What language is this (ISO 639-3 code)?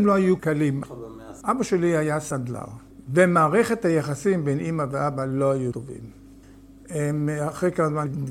heb